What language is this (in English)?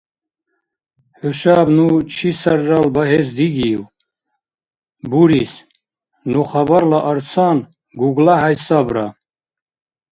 Dargwa